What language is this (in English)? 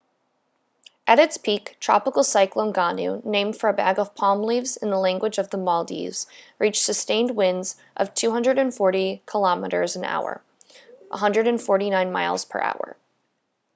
English